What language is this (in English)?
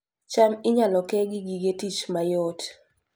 Luo (Kenya and Tanzania)